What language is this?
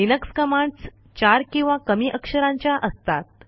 Marathi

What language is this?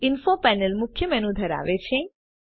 Gujarati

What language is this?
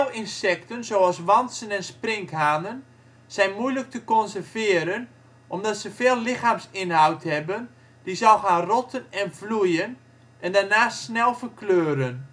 Dutch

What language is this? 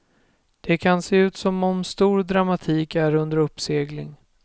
Swedish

